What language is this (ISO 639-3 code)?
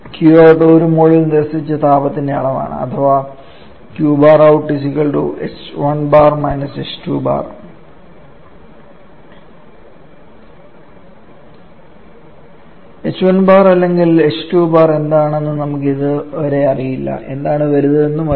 mal